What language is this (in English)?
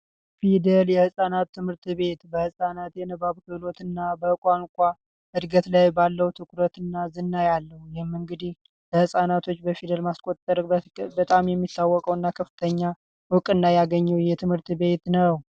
Amharic